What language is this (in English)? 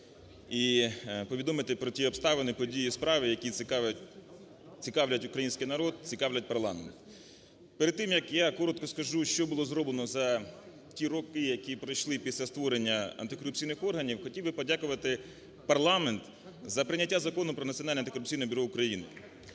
Ukrainian